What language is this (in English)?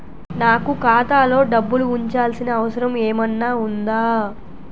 Telugu